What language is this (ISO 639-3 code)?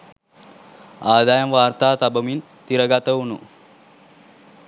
sin